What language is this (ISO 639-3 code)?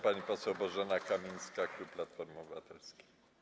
pol